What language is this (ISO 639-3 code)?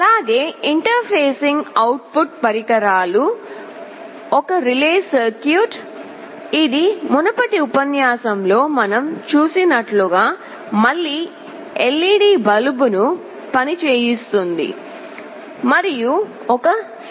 tel